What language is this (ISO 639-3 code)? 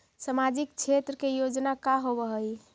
mag